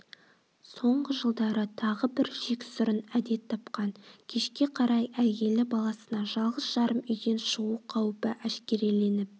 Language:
Kazakh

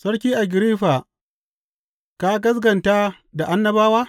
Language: Hausa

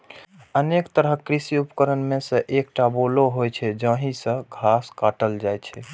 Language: Maithili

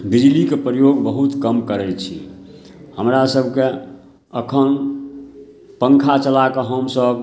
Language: Maithili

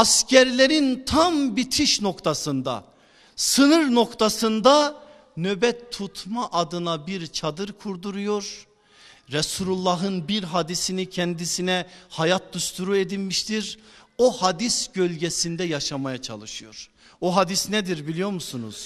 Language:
Turkish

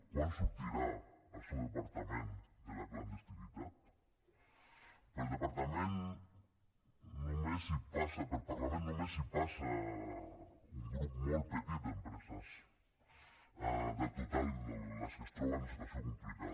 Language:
Catalan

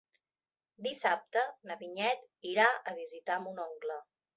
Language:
Catalan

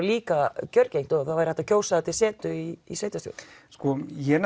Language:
Icelandic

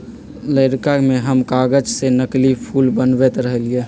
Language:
Magahi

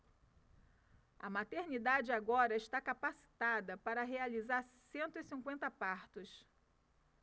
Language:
Portuguese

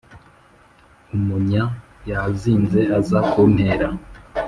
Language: Kinyarwanda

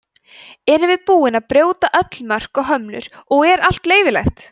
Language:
Icelandic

